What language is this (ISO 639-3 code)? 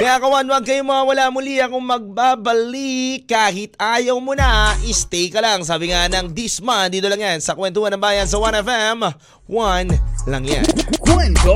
fil